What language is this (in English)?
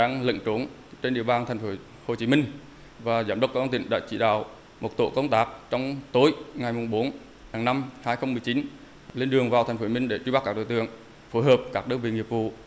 Vietnamese